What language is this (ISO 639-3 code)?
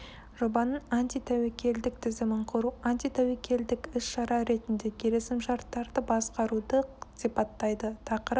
kaz